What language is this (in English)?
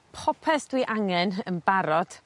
Welsh